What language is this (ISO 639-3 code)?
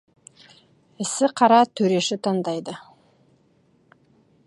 kaz